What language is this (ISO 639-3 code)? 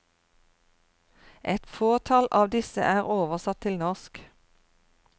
nor